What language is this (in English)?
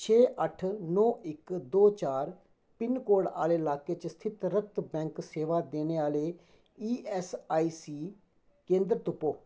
Dogri